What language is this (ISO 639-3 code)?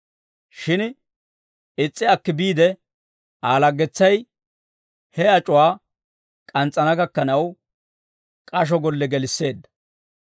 dwr